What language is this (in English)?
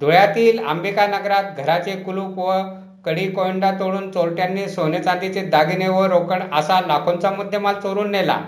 Marathi